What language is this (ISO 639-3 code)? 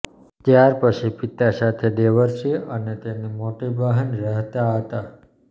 guj